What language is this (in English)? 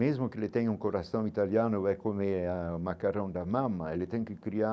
Portuguese